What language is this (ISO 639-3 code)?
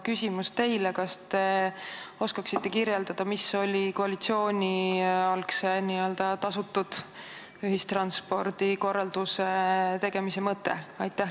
est